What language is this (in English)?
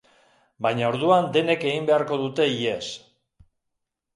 Basque